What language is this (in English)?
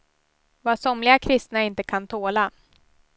Swedish